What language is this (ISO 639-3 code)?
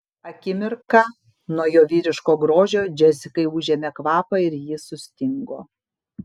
lit